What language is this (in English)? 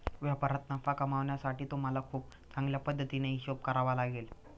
Marathi